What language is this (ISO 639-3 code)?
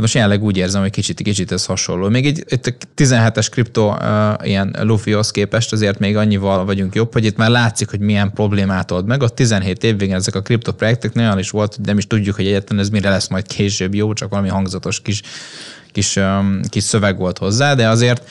hun